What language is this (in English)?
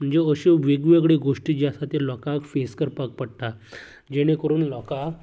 Konkani